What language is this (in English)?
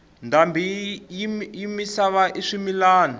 Tsonga